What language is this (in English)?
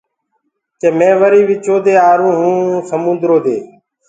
Gurgula